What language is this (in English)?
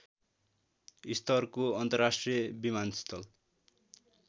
Nepali